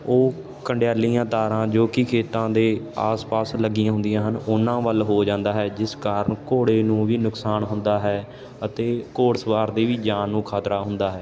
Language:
Punjabi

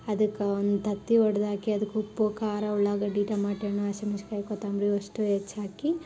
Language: Kannada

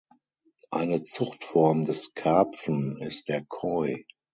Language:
German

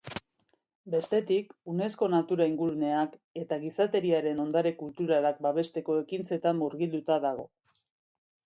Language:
Basque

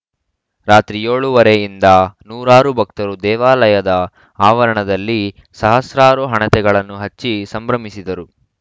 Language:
Kannada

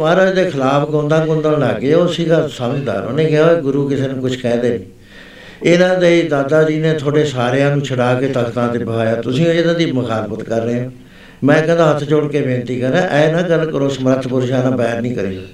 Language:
Punjabi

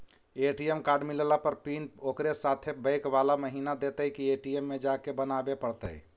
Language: Magahi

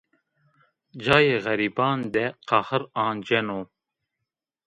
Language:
Zaza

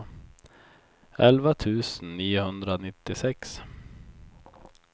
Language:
Swedish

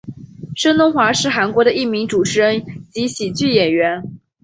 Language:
Chinese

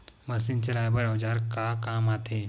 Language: Chhattisgarhi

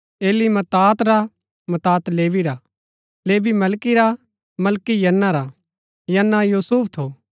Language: Gaddi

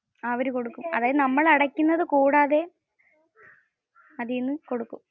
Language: Malayalam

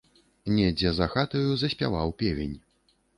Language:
Belarusian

